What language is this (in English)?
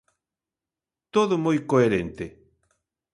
Galician